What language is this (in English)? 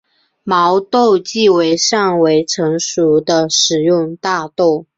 Chinese